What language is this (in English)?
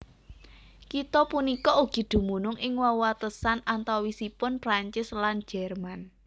Javanese